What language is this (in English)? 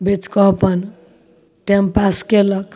Maithili